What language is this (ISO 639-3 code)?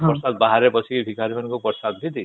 ori